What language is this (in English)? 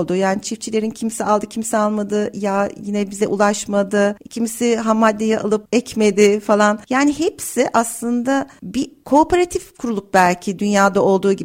Turkish